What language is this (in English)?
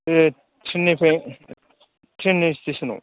Bodo